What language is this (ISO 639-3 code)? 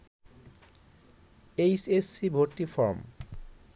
ben